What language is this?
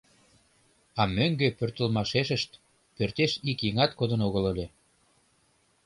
Mari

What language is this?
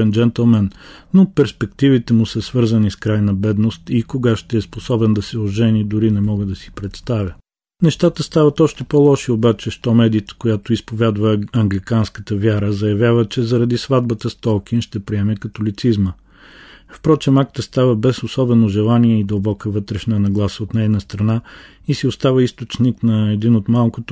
Bulgarian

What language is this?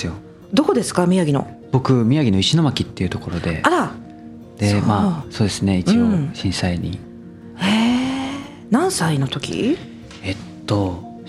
Japanese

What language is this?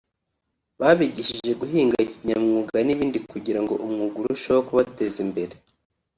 Kinyarwanda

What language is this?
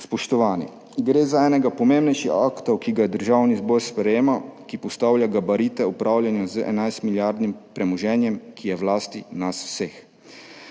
Slovenian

